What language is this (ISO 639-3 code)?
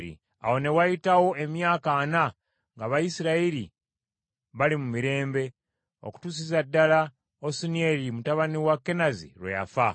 lug